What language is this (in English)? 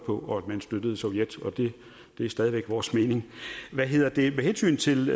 Danish